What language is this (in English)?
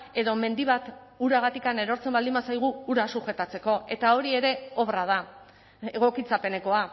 Basque